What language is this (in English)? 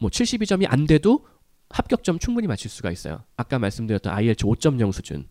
Korean